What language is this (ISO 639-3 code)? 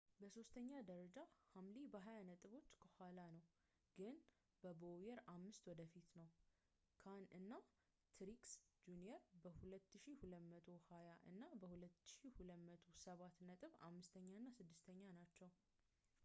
amh